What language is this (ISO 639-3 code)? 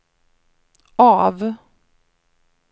swe